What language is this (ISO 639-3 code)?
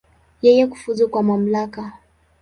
swa